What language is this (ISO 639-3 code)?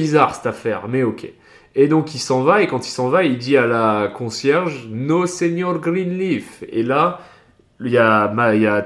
fra